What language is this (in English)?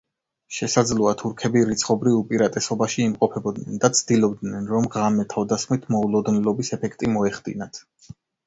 Georgian